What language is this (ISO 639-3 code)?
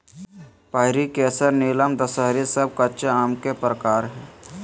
mag